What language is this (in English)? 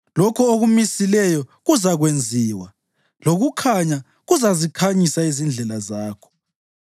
North Ndebele